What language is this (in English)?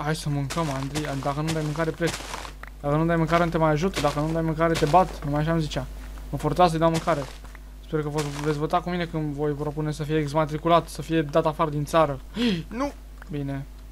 Romanian